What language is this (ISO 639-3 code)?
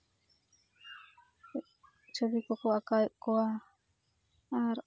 sat